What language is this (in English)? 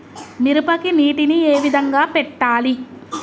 Telugu